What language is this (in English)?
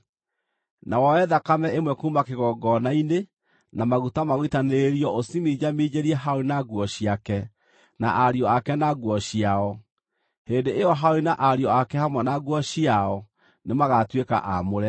Kikuyu